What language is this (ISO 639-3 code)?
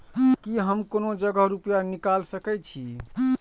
mai